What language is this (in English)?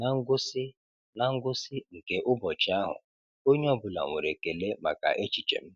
Igbo